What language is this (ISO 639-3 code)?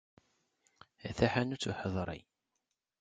kab